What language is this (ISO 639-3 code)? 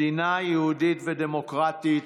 heb